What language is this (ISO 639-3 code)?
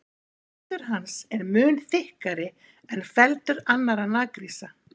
isl